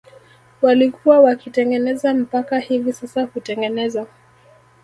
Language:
Swahili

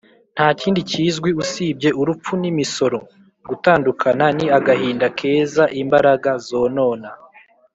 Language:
Kinyarwanda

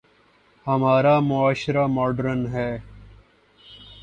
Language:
Urdu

